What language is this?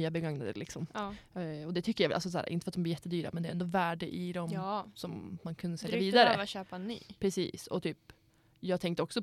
Swedish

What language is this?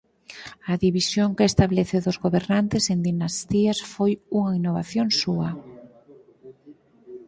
Galician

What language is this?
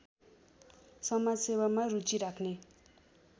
Nepali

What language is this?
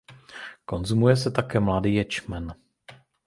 Czech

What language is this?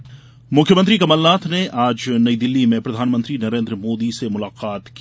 Hindi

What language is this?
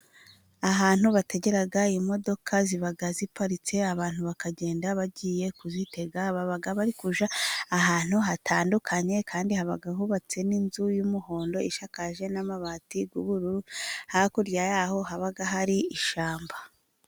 Kinyarwanda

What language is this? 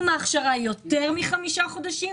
Hebrew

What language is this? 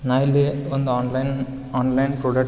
Kannada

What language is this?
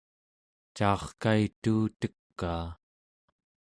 Central Yupik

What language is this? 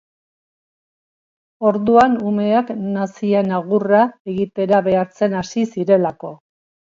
Basque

